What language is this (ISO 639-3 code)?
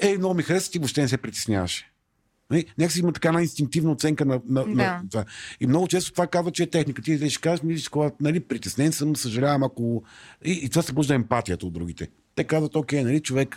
bul